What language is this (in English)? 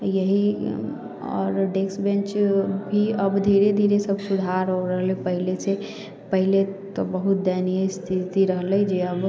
Maithili